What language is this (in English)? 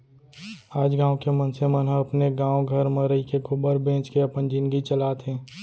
Chhattisgarhi